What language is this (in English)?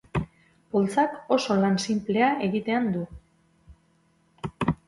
Basque